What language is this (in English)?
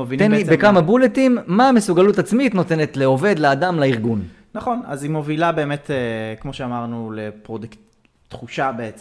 Hebrew